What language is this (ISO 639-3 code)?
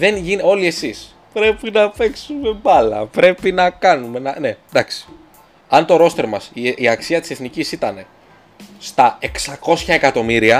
ell